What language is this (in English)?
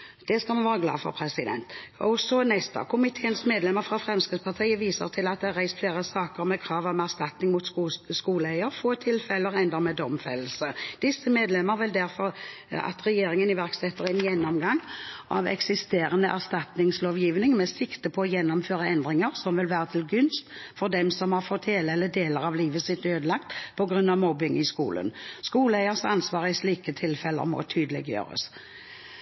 Norwegian Bokmål